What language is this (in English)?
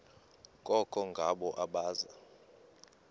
Xhosa